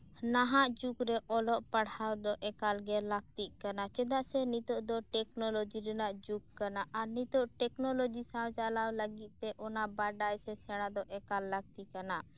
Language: Santali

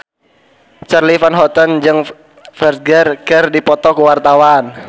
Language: Sundanese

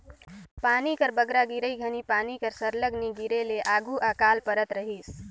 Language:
Chhattisgarhi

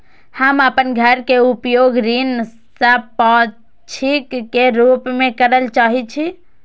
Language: Maithili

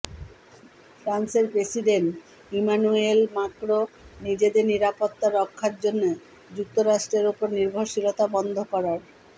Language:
Bangla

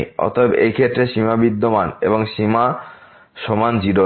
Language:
Bangla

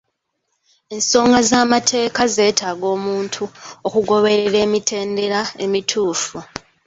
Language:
Ganda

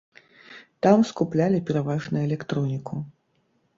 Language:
Belarusian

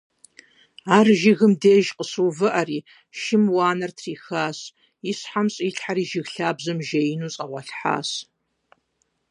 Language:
Kabardian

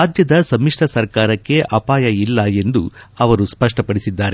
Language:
Kannada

